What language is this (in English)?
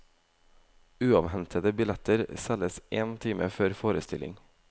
Norwegian